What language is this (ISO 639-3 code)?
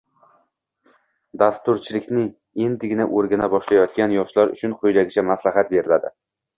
uzb